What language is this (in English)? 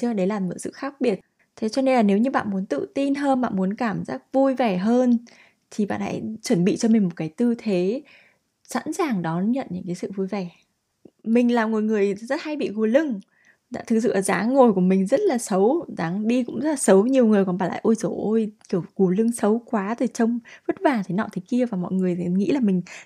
Vietnamese